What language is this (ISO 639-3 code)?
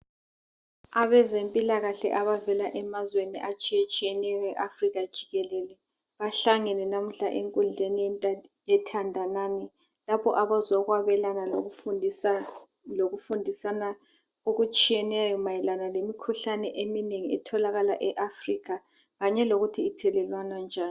nde